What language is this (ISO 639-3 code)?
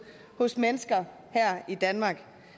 dan